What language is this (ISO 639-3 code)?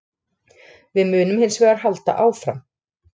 isl